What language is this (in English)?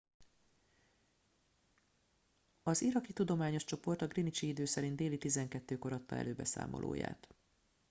Hungarian